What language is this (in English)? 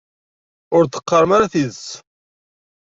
Kabyle